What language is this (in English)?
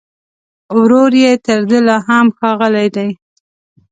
Pashto